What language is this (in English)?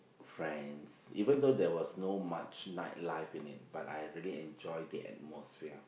English